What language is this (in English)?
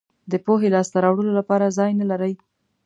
Pashto